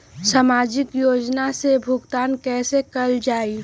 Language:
Magahi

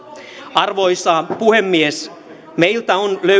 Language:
Finnish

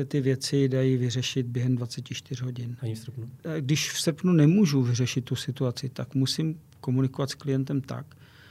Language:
Czech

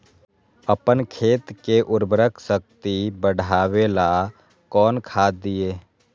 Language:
Magahi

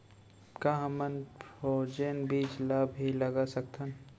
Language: Chhattisgarhi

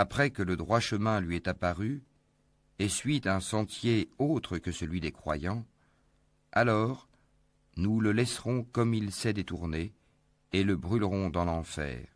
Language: French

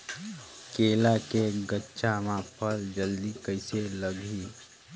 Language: Chhattisgarhi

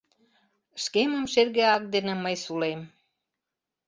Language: Mari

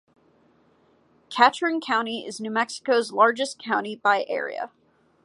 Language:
English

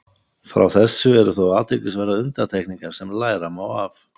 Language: Icelandic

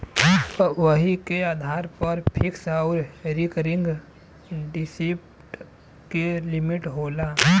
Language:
Bhojpuri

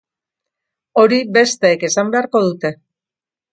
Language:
Basque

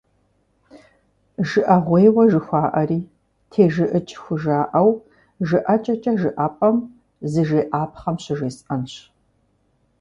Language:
Kabardian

